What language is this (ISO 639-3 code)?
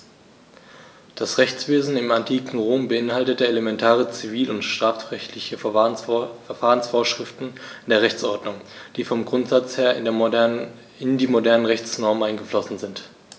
deu